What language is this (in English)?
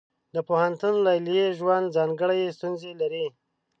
Pashto